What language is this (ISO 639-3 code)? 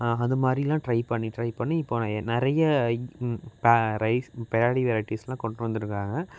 tam